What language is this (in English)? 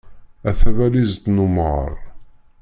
Kabyle